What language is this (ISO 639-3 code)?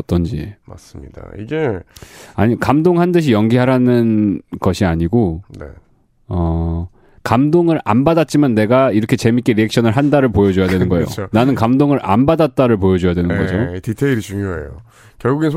kor